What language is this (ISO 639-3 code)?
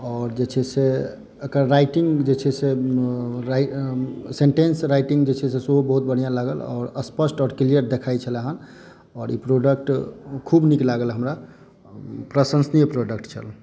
mai